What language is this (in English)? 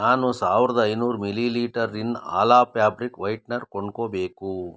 Kannada